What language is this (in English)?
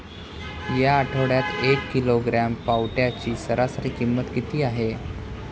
Marathi